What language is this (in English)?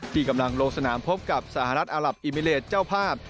Thai